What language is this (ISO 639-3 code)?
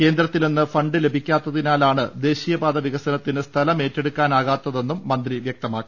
mal